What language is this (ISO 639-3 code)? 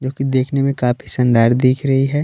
hin